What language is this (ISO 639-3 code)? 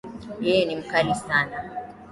swa